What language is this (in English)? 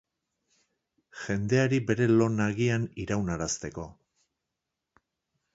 Basque